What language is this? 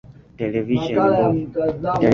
Swahili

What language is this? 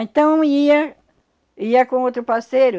Portuguese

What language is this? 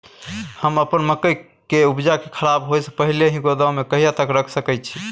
Maithili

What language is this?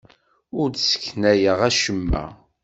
Kabyle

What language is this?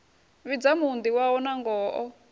Venda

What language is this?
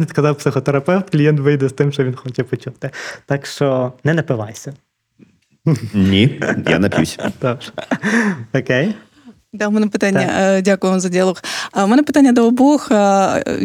Ukrainian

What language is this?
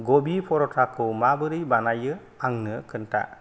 Bodo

